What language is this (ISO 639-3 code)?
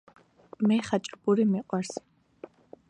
kat